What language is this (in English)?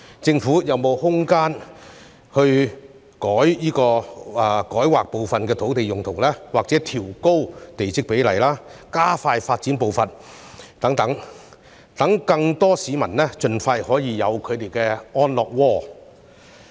Cantonese